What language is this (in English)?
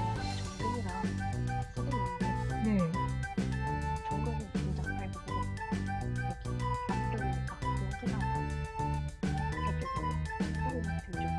Korean